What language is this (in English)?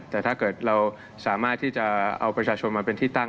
Thai